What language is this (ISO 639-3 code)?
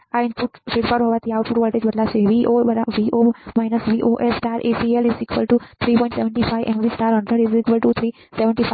guj